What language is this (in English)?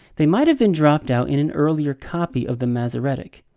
English